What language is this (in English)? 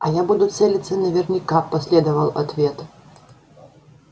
Russian